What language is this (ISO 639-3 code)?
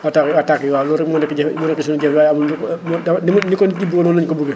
wol